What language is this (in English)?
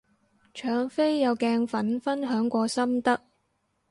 Cantonese